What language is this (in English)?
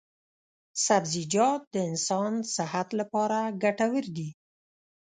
Pashto